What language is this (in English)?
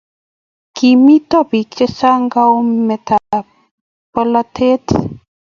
Kalenjin